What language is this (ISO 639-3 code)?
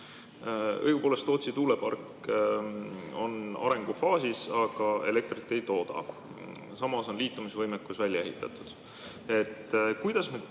est